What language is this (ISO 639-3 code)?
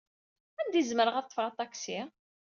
kab